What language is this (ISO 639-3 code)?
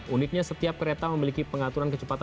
ind